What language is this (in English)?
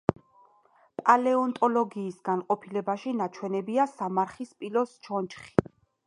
Georgian